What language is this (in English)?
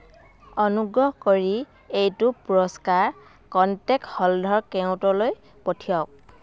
Assamese